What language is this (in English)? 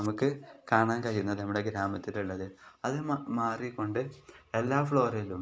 Malayalam